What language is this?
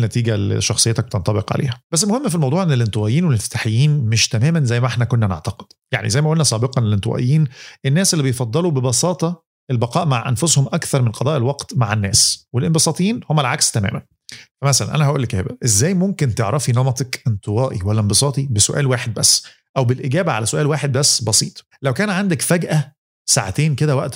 Arabic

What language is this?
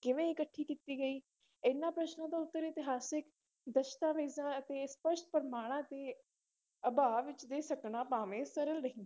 Punjabi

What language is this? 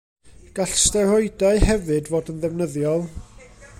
Welsh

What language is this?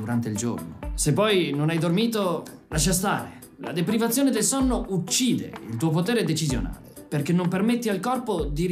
Italian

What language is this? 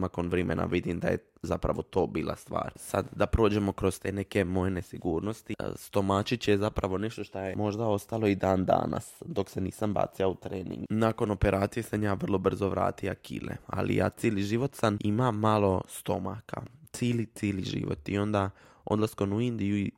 Croatian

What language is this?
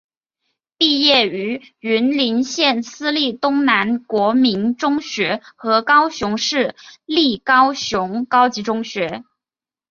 Chinese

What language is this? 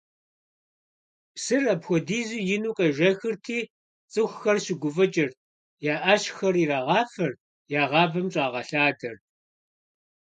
Kabardian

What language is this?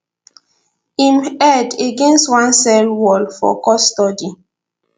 Nigerian Pidgin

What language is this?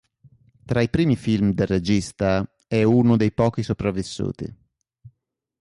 Italian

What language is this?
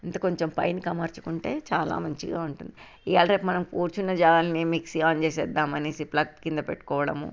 Telugu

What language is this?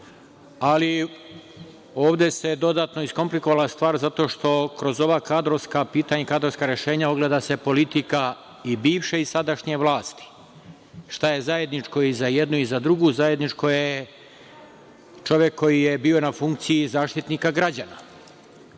Serbian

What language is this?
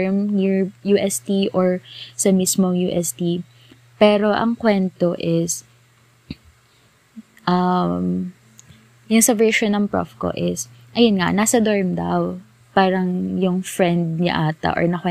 Filipino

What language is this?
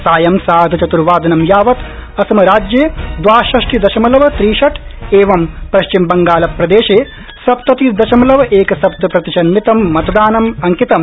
Sanskrit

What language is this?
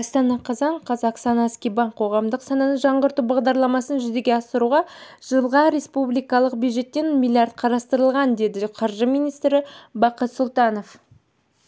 Kazakh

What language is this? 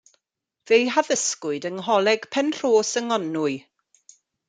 Welsh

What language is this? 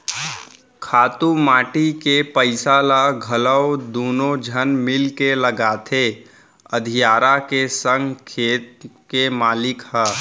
Chhattisgarhi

